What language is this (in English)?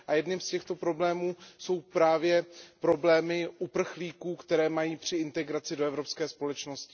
Czech